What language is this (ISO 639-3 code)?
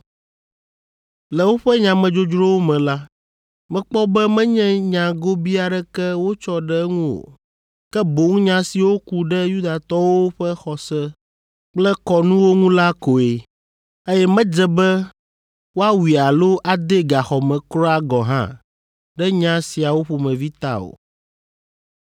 ewe